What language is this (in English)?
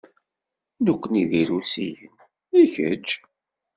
Kabyle